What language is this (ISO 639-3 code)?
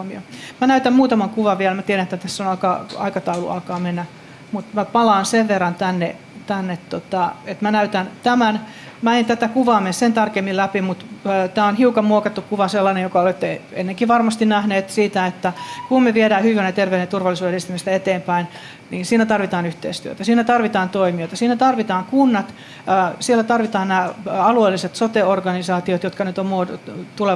fin